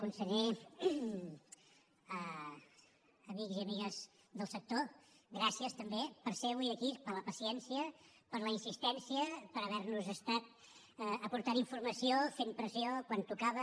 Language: Catalan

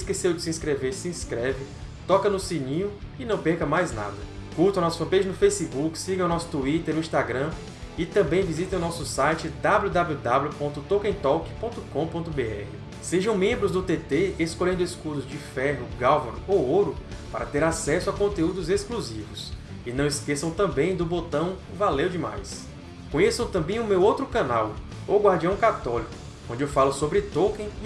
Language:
Portuguese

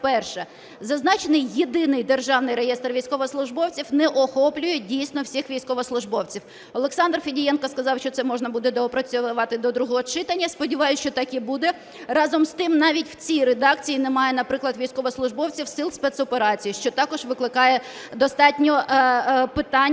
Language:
Ukrainian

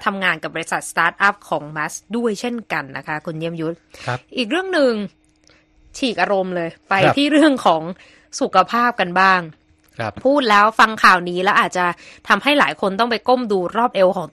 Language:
Thai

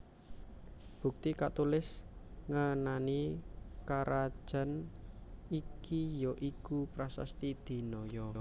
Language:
Javanese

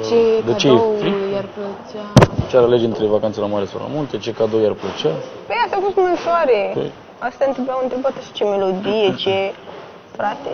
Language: Romanian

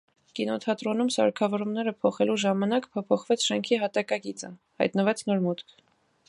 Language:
Armenian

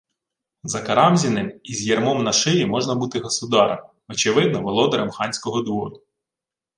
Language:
Ukrainian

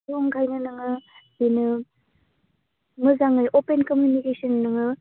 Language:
Bodo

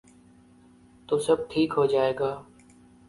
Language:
Urdu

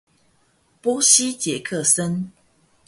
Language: Chinese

